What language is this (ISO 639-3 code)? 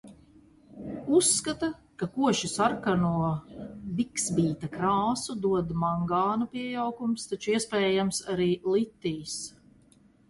lav